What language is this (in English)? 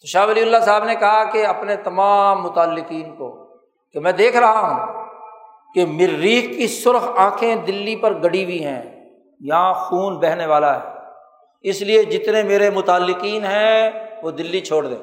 Urdu